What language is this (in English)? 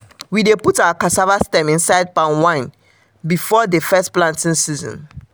Nigerian Pidgin